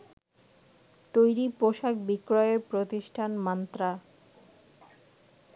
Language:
Bangla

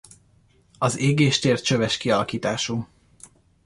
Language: Hungarian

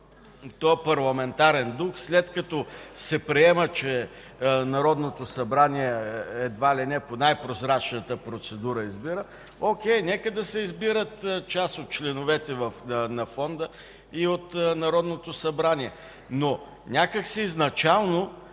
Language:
Bulgarian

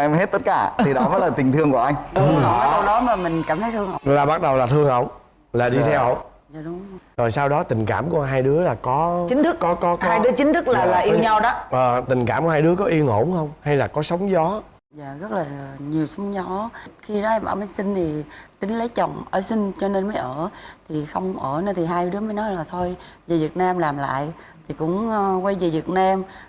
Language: Vietnamese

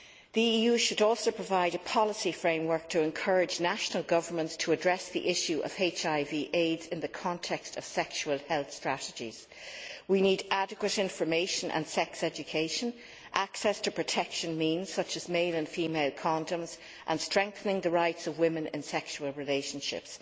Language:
English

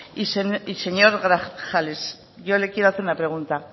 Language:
Spanish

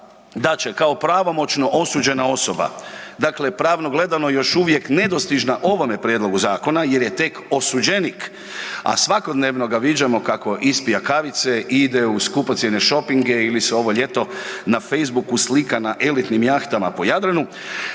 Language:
Croatian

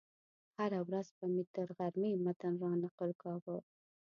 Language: Pashto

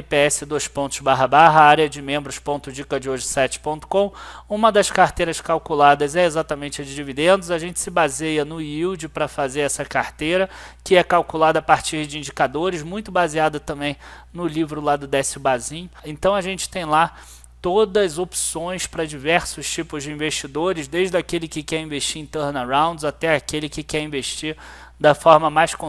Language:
Portuguese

